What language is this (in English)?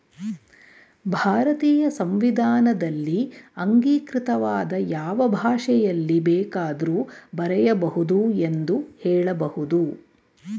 Kannada